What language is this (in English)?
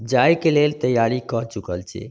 Maithili